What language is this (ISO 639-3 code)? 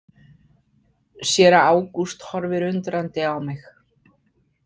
isl